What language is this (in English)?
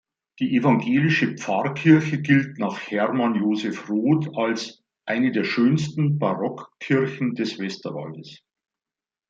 German